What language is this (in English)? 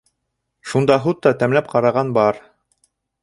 Bashkir